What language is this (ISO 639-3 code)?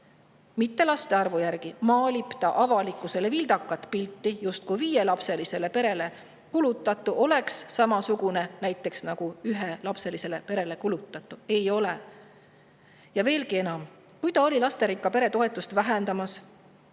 est